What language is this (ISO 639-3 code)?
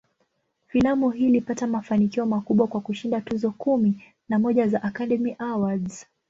swa